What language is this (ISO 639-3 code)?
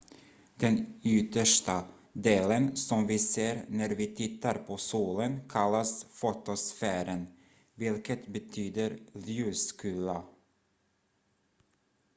swe